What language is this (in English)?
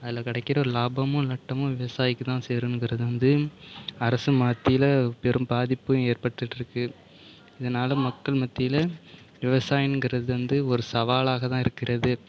Tamil